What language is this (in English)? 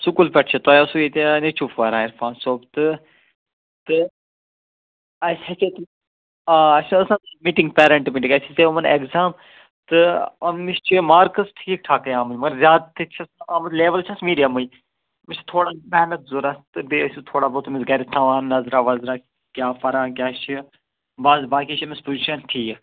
Kashmiri